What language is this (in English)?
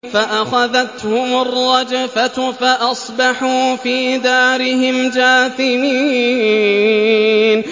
Arabic